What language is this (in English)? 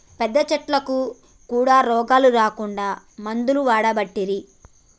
Telugu